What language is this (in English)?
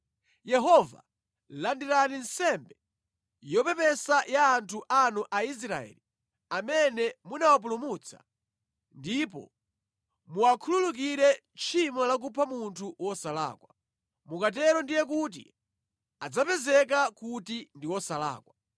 Nyanja